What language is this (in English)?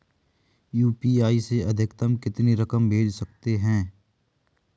Hindi